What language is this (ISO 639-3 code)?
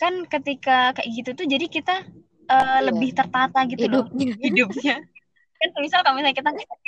ind